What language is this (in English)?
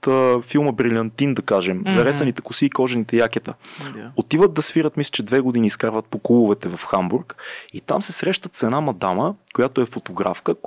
Bulgarian